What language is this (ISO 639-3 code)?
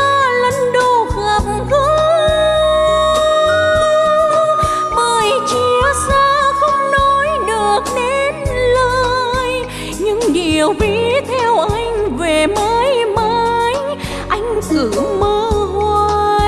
vie